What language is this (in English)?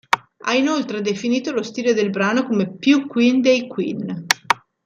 Italian